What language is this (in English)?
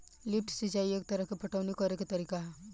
Bhojpuri